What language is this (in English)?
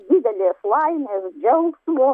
Lithuanian